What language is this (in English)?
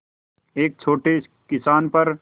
Hindi